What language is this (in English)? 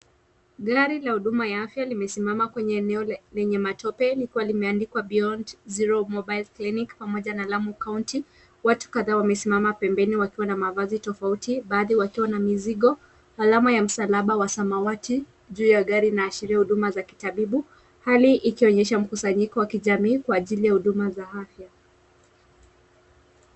Swahili